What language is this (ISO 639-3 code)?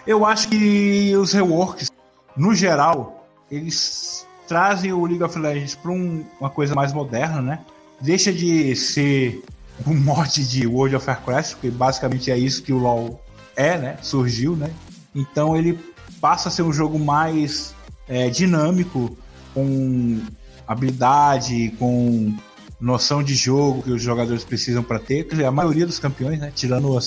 por